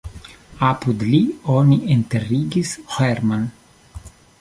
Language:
Esperanto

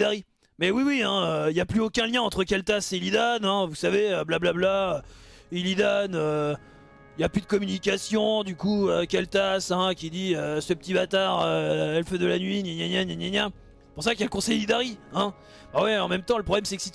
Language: French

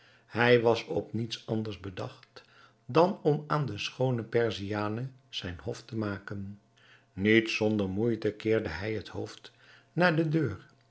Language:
Dutch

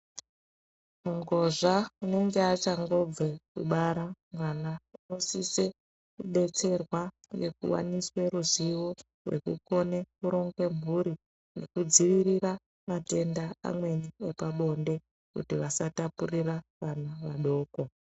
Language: Ndau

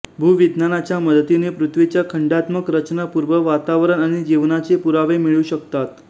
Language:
Marathi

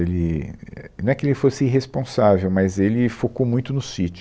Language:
Portuguese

